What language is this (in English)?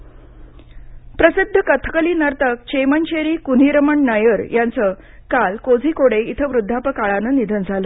Marathi